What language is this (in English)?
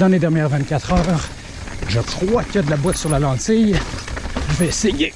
French